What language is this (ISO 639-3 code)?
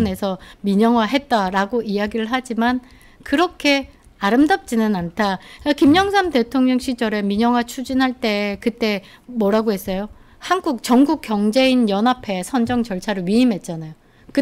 kor